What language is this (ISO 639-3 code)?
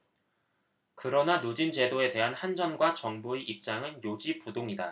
kor